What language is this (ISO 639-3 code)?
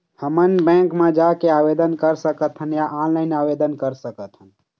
hne